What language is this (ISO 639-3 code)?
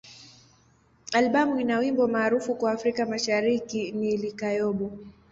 swa